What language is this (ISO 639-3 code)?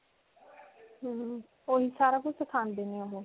pan